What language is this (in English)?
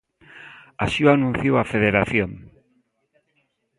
Galician